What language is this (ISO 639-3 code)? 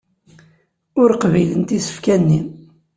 kab